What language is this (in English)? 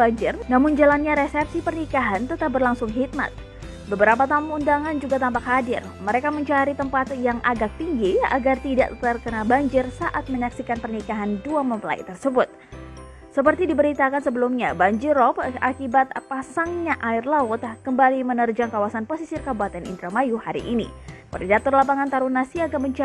Indonesian